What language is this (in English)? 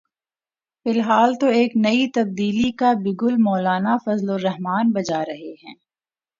Urdu